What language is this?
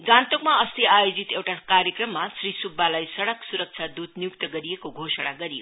Nepali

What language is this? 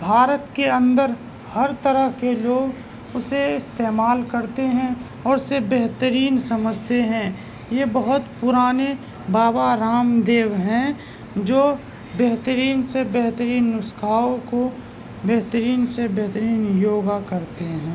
Urdu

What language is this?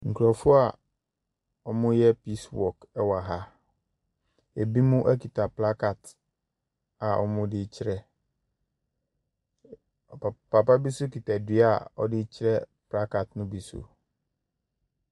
Akan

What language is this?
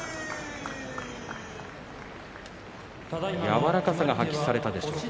Japanese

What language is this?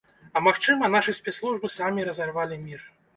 Belarusian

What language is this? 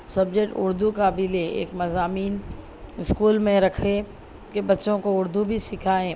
Urdu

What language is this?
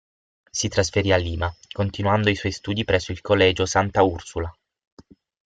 Italian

